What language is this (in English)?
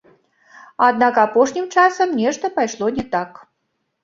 Belarusian